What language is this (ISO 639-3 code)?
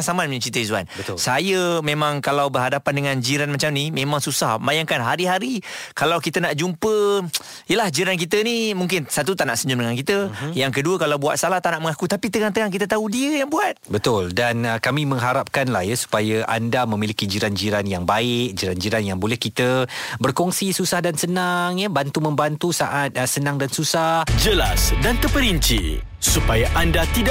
msa